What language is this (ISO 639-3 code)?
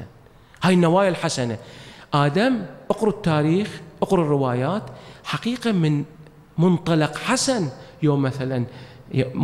ara